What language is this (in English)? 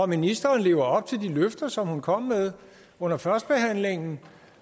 Danish